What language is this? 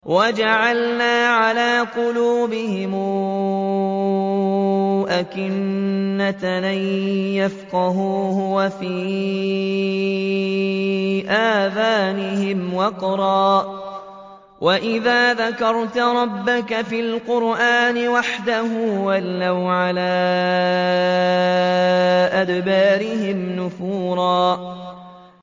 Arabic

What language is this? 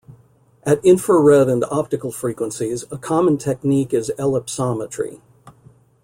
English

